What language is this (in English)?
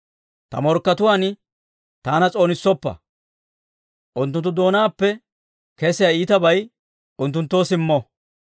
Dawro